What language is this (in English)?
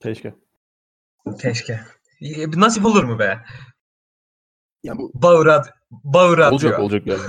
Turkish